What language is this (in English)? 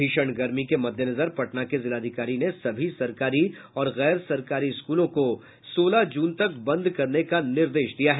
Hindi